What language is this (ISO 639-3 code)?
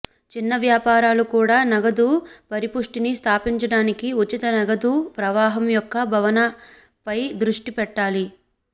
tel